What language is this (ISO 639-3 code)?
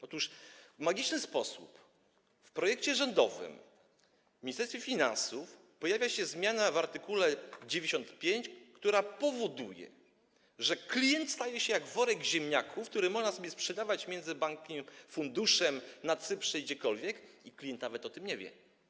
pol